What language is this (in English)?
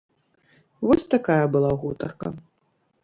Belarusian